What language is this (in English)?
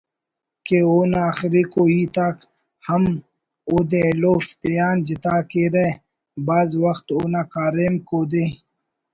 Brahui